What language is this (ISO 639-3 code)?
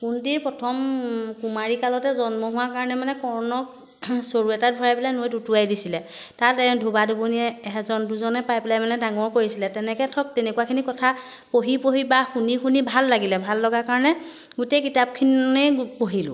asm